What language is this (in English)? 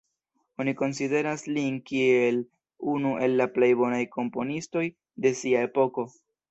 Esperanto